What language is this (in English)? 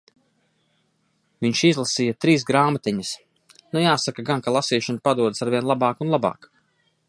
Latvian